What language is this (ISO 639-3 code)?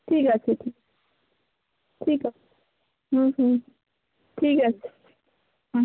ben